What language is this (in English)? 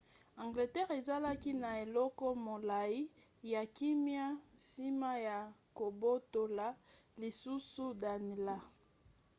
Lingala